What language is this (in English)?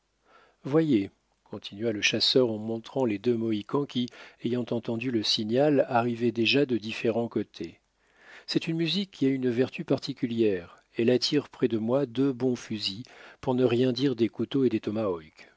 French